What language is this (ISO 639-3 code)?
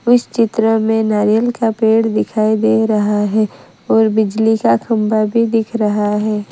hin